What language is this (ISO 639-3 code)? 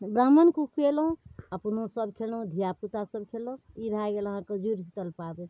mai